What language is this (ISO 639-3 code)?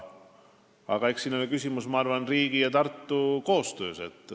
est